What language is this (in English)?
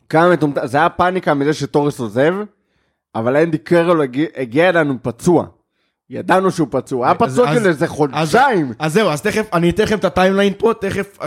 Hebrew